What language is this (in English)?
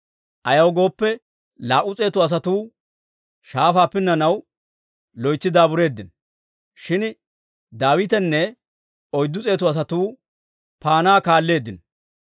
Dawro